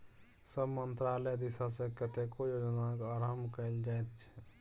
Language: Maithili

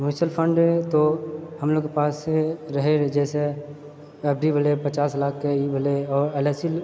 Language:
Maithili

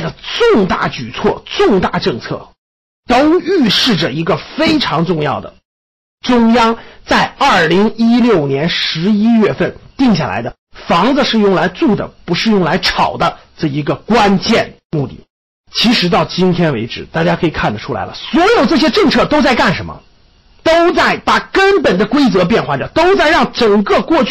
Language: Chinese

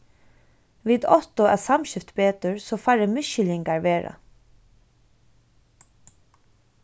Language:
Faroese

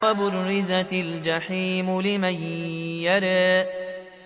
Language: Arabic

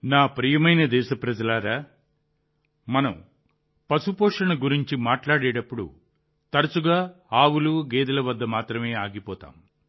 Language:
Telugu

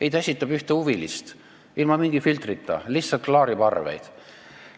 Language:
Estonian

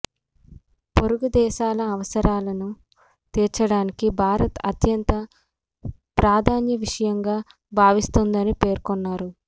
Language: Telugu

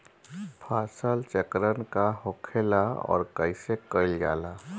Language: Bhojpuri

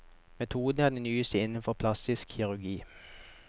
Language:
Norwegian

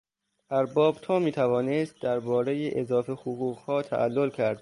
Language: Persian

